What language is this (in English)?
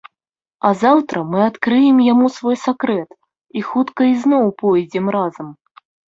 Belarusian